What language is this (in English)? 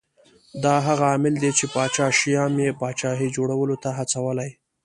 Pashto